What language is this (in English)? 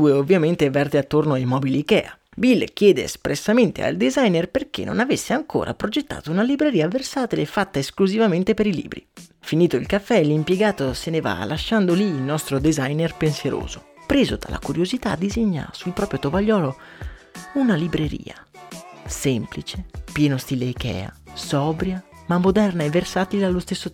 Italian